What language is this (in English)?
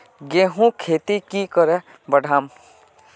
Magahi